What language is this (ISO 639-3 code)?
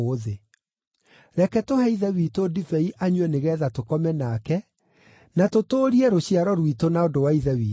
kik